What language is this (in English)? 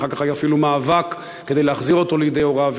Hebrew